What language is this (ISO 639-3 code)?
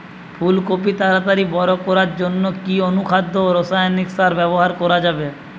ben